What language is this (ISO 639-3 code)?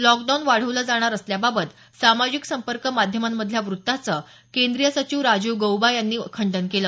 mar